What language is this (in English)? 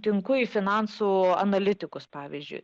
Lithuanian